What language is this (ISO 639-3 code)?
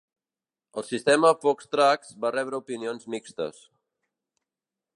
cat